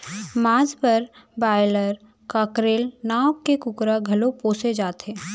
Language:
Chhattisgarhi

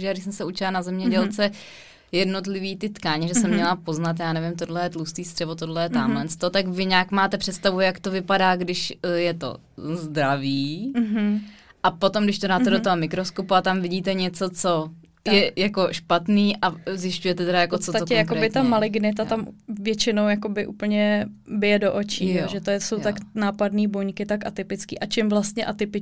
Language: Czech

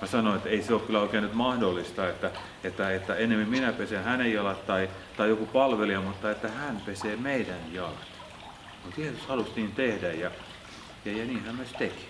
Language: Finnish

